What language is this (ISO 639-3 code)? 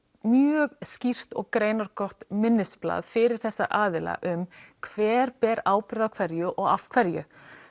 isl